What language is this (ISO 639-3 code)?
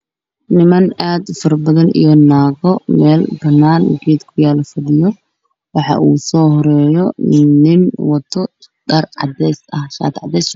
som